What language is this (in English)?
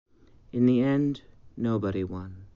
English